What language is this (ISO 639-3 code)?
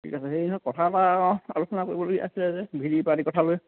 asm